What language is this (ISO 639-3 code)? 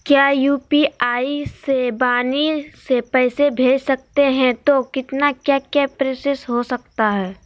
mag